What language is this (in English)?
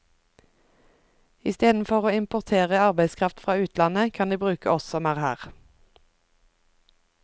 Norwegian